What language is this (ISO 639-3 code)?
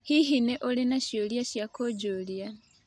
kik